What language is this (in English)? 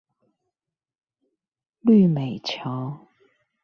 Chinese